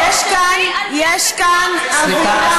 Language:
Hebrew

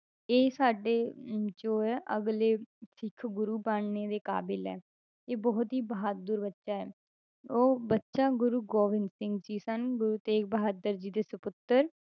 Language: Punjabi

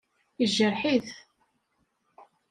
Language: Kabyle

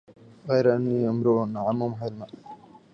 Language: Arabic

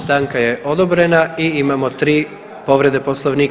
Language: Croatian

